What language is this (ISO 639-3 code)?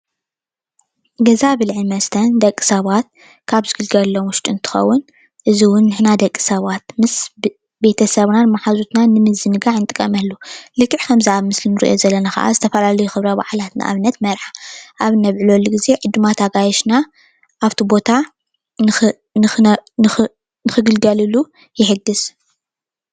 tir